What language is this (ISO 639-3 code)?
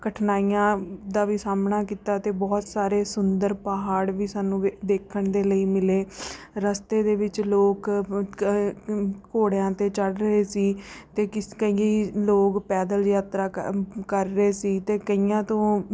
pan